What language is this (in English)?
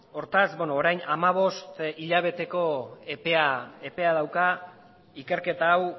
Basque